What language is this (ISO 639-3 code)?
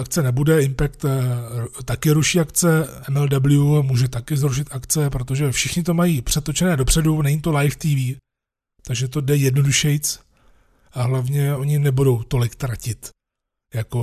ces